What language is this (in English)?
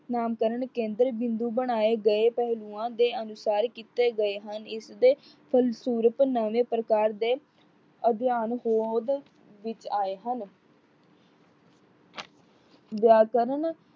Punjabi